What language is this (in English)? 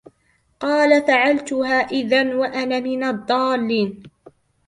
Arabic